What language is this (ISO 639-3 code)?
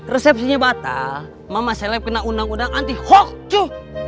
ind